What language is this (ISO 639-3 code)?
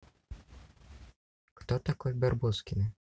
rus